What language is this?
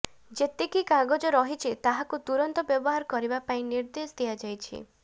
Odia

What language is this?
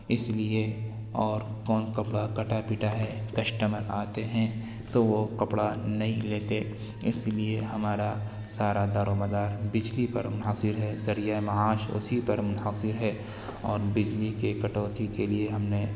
Urdu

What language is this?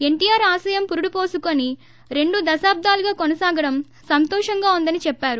Telugu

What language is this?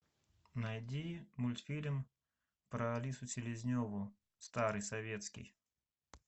Russian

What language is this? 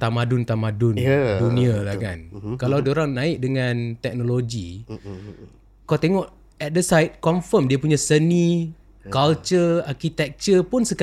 Malay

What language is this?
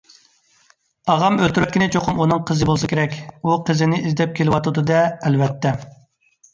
Uyghur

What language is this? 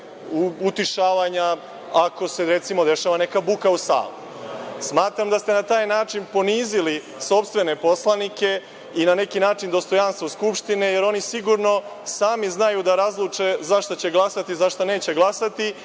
Serbian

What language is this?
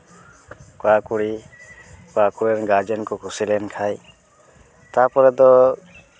Santali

